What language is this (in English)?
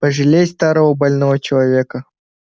Russian